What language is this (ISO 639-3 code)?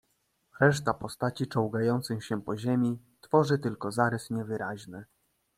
pol